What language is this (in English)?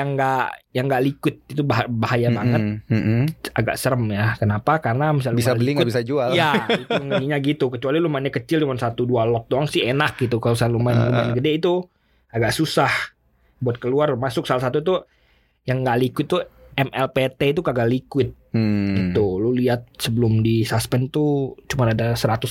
Indonesian